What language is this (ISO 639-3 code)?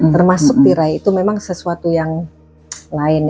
ind